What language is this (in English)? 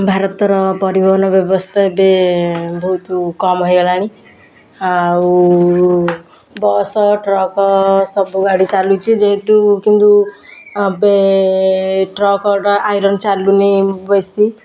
Odia